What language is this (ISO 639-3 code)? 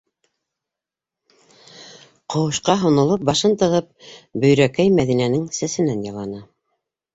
bak